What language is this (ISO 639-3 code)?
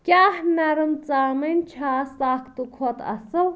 kas